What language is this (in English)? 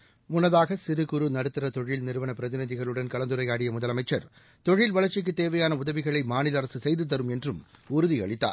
Tamil